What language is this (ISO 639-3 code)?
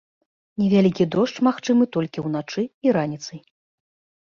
bel